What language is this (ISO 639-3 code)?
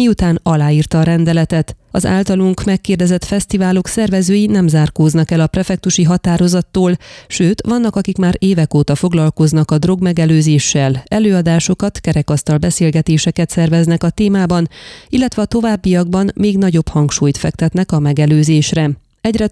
hun